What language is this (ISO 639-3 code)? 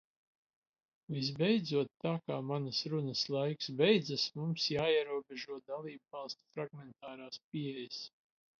lav